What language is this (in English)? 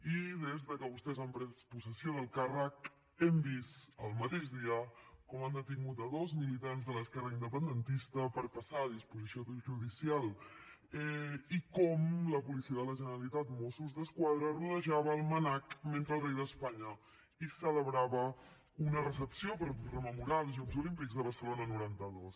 Catalan